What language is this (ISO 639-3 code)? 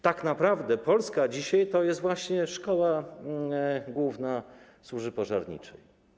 pol